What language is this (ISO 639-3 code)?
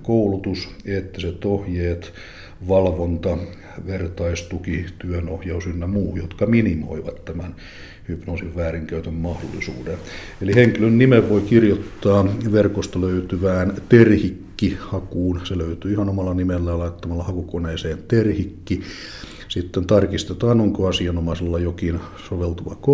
fin